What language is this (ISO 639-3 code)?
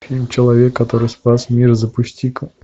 rus